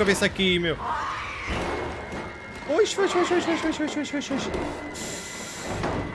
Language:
Portuguese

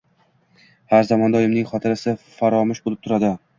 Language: Uzbek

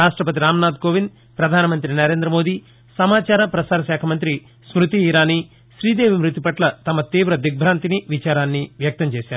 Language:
Telugu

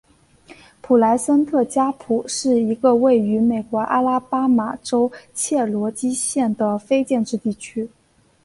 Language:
Chinese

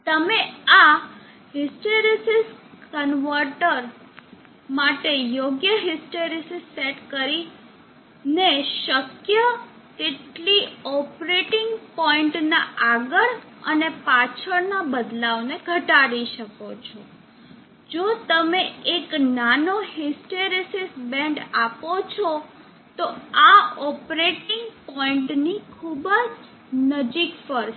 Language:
Gujarati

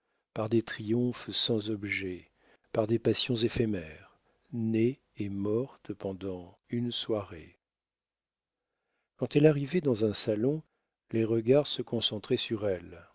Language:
French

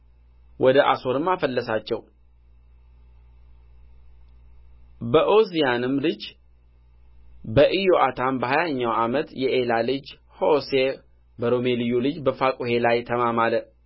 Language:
Amharic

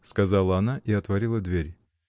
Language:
Russian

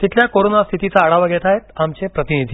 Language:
Marathi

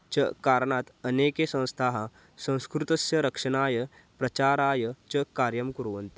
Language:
Sanskrit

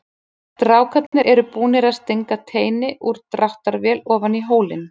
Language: Icelandic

